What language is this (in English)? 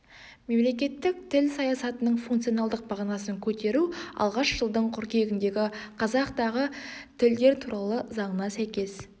Kazakh